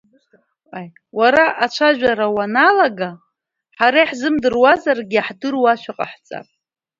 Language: Abkhazian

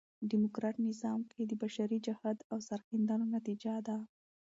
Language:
Pashto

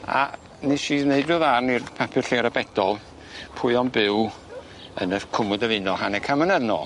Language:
Welsh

